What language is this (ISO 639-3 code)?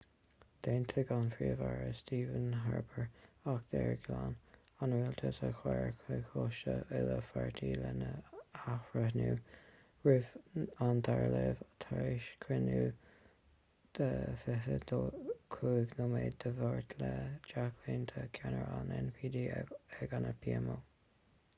gle